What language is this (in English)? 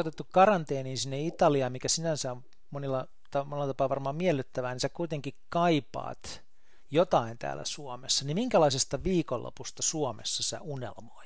Finnish